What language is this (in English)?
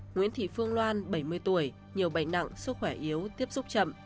Vietnamese